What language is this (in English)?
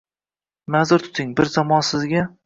Uzbek